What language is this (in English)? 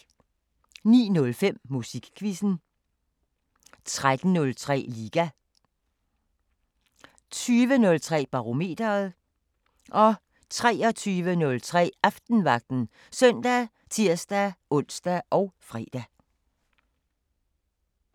Danish